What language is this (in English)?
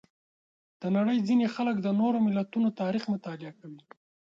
Pashto